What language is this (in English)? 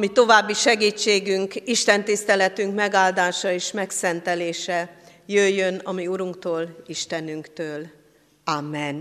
Hungarian